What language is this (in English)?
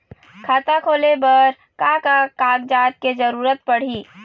Chhattisgarhi